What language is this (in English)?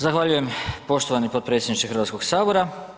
Croatian